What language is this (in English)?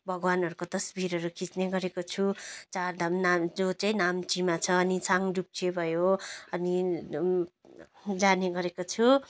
Nepali